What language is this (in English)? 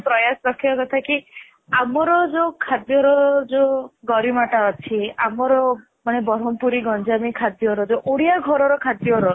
Odia